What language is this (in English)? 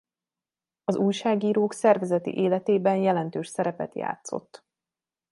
Hungarian